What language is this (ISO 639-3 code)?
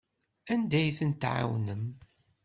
kab